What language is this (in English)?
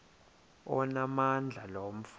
Xhosa